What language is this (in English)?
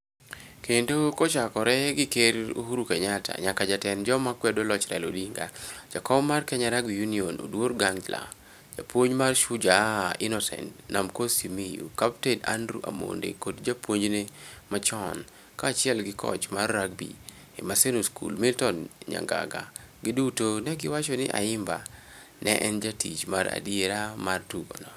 Luo (Kenya and Tanzania)